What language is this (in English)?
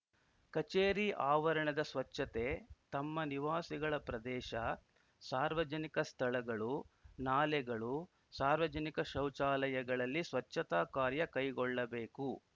Kannada